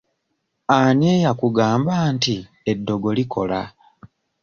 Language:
Ganda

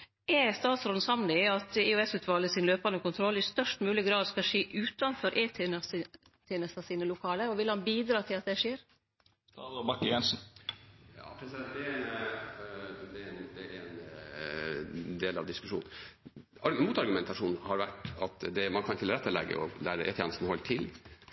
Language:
Norwegian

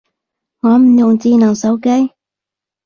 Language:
Cantonese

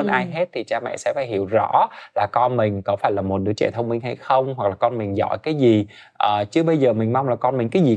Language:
Vietnamese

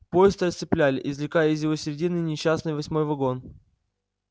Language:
Russian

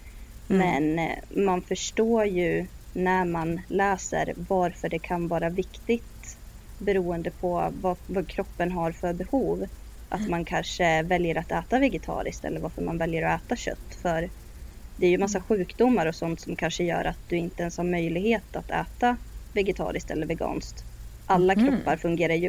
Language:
Swedish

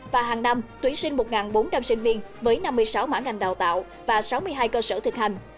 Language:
Vietnamese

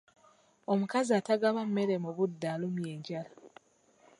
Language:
Ganda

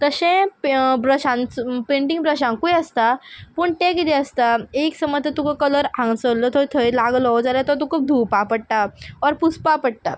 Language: Konkani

